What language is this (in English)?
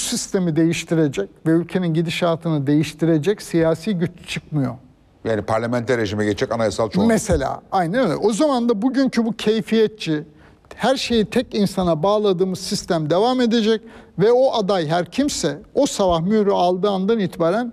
Turkish